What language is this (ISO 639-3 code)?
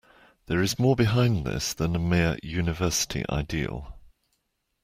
eng